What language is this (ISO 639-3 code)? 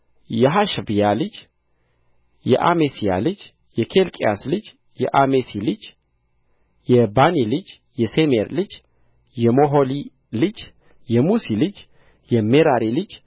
amh